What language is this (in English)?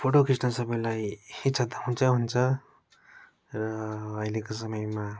Nepali